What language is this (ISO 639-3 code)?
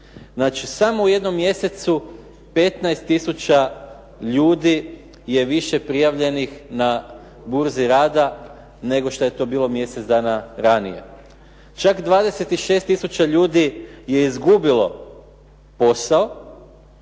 hrv